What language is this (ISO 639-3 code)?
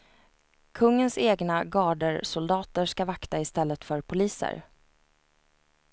swe